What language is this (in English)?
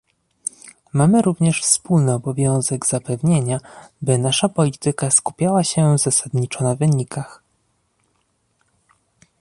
Polish